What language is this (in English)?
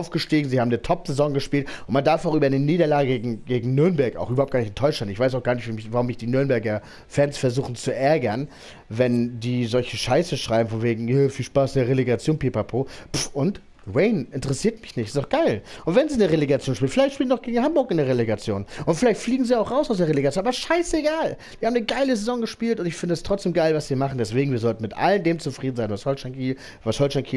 German